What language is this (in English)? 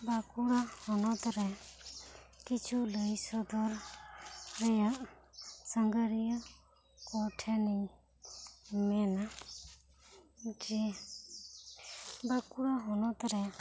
Santali